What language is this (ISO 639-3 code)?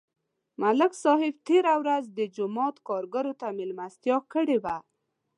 pus